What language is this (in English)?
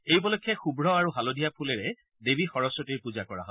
Assamese